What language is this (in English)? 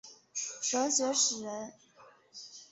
Chinese